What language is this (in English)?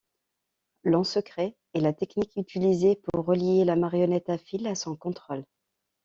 French